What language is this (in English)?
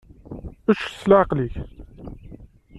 Kabyle